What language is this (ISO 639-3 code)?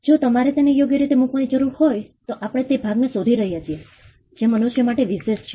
guj